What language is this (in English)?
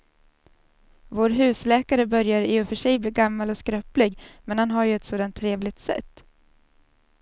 Swedish